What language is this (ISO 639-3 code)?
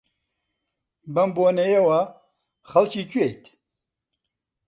ckb